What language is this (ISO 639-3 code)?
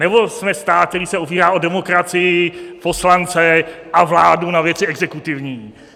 ces